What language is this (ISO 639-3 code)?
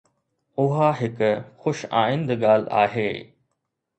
snd